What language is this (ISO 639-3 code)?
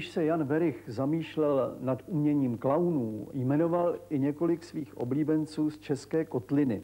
ces